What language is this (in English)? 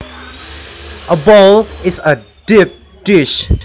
Javanese